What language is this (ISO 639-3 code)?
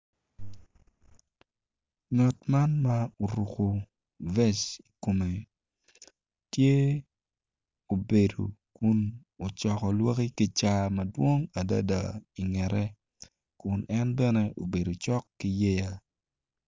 ach